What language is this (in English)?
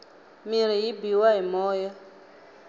Tsonga